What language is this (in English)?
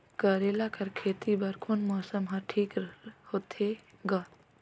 Chhattisgarhi